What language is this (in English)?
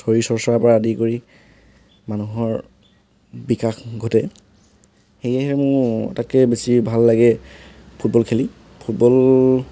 Assamese